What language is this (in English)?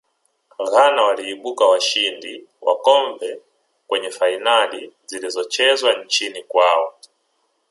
Swahili